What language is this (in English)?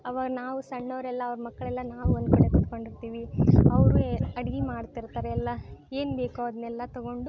Kannada